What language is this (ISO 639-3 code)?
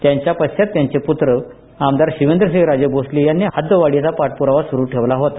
mar